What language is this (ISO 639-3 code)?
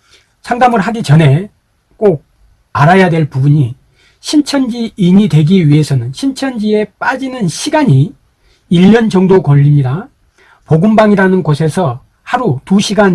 kor